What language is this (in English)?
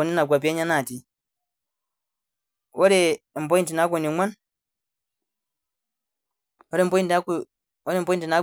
Masai